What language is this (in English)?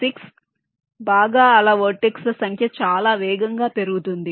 Telugu